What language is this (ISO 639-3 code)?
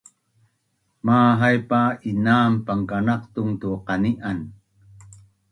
bnn